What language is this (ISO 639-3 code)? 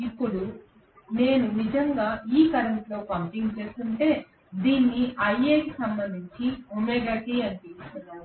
tel